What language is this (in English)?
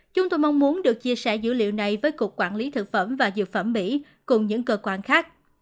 Vietnamese